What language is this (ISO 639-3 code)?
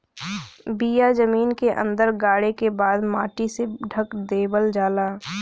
bho